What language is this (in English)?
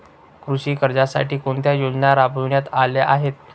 Marathi